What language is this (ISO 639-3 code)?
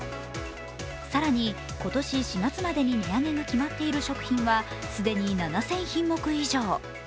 jpn